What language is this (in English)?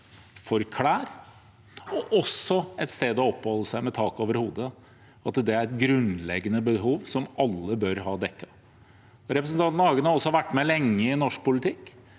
Norwegian